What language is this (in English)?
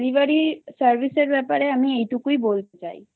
Bangla